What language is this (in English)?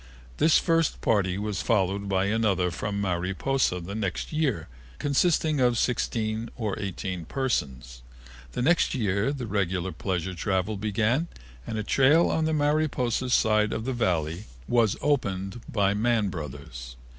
English